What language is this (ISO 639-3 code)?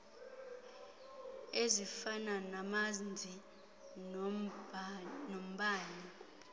xho